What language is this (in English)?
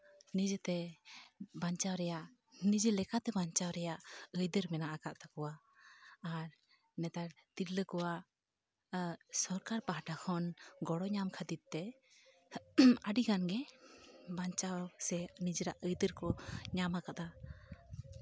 Santali